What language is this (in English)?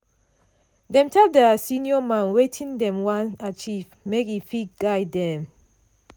Nigerian Pidgin